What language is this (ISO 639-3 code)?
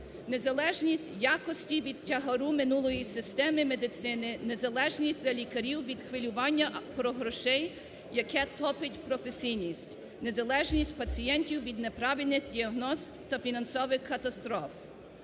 ukr